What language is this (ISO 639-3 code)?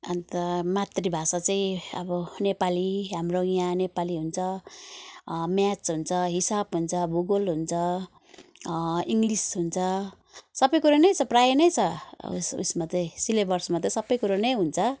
nep